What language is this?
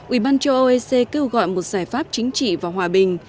Vietnamese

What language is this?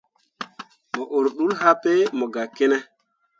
Mundang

